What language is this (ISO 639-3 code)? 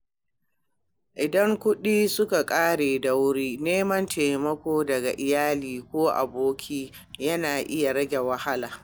hau